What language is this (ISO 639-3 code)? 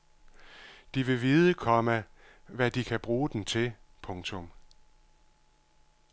dan